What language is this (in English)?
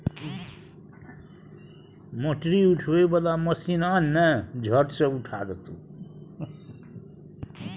Maithili